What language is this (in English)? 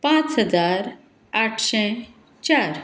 Konkani